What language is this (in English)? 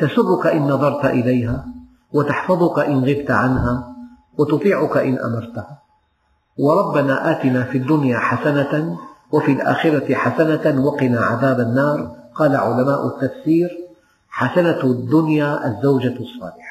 Arabic